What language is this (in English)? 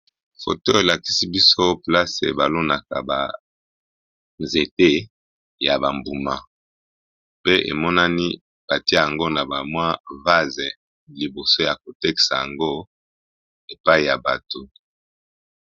Lingala